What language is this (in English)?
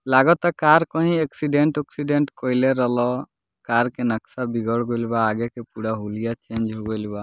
Bhojpuri